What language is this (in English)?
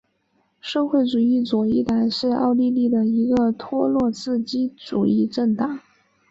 Chinese